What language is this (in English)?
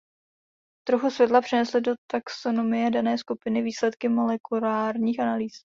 Czech